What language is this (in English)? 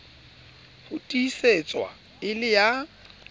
Southern Sotho